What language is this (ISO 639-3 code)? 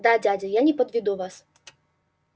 rus